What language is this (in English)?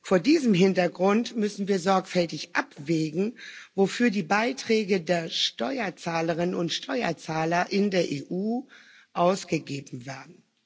German